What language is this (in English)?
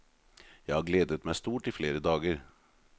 Norwegian